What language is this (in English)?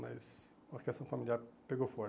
Portuguese